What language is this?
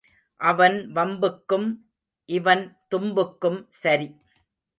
Tamil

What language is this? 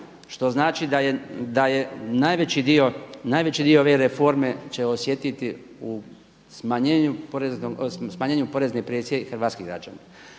Croatian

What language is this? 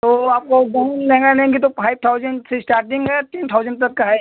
Hindi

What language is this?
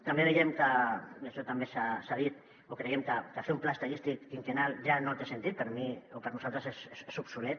Catalan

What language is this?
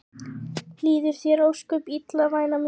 Icelandic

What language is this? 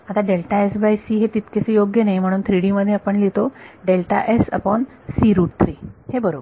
Marathi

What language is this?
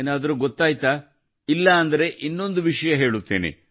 Kannada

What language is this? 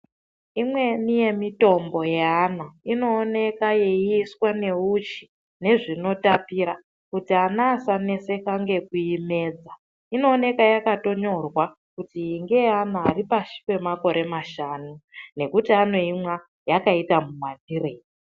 Ndau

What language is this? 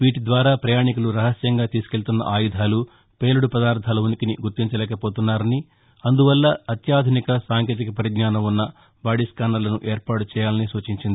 Telugu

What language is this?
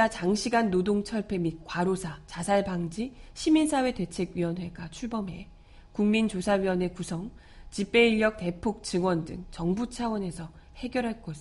Korean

